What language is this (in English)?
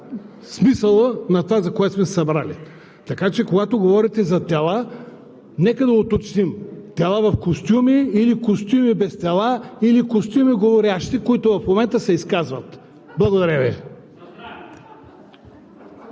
Bulgarian